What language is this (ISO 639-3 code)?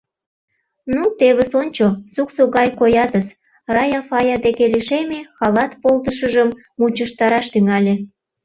chm